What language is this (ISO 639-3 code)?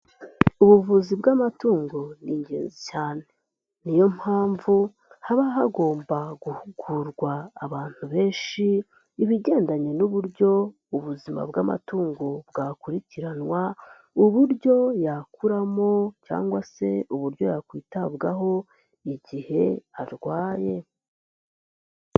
kin